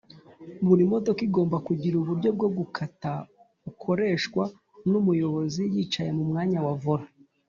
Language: Kinyarwanda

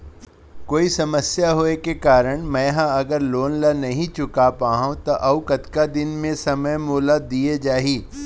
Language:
Chhattisgarhi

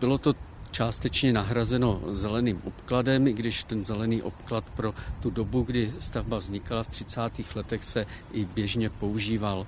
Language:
Czech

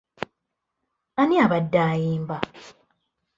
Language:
Ganda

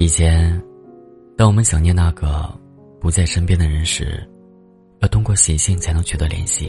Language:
Chinese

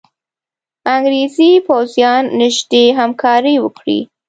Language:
Pashto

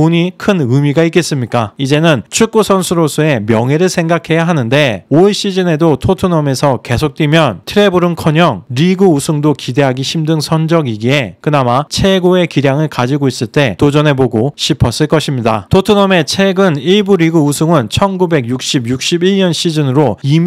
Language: Korean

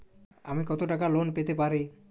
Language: Bangla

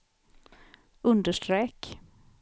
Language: Swedish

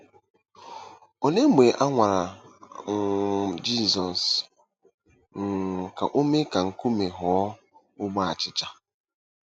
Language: Igbo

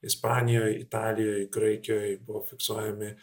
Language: Lithuanian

